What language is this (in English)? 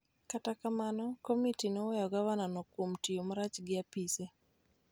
Luo (Kenya and Tanzania)